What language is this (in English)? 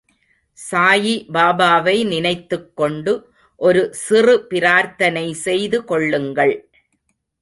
Tamil